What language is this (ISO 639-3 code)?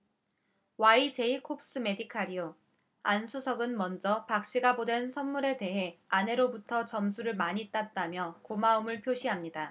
kor